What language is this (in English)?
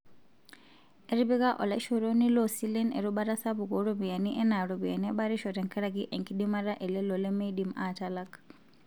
Masai